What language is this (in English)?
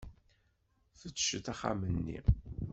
Kabyle